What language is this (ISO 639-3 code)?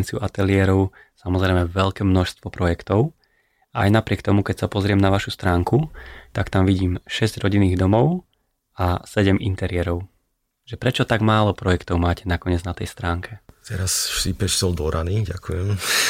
slk